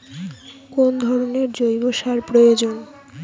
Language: Bangla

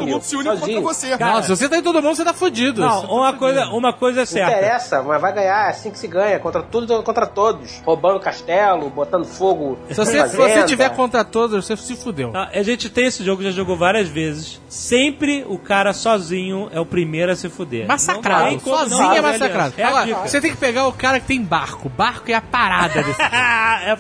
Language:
Portuguese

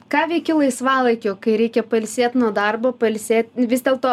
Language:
Lithuanian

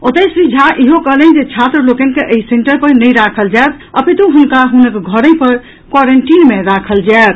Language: Maithili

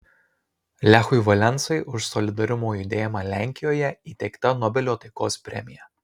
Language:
Lithuanian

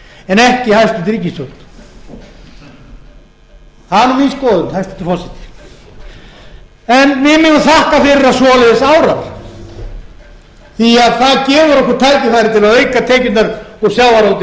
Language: Icelandic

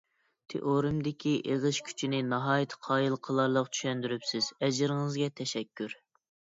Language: Uyghur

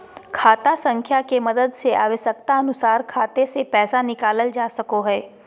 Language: Magahi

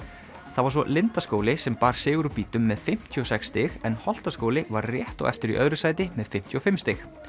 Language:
Icelandic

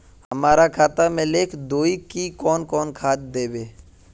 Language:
Magahi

